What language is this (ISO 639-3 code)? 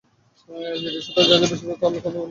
ben